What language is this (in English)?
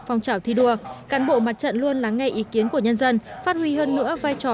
Vietnamese